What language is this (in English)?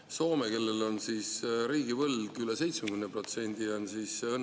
Estonian